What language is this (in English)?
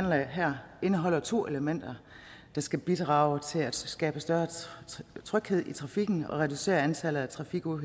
Danish